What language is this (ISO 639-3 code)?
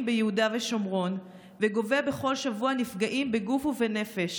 heb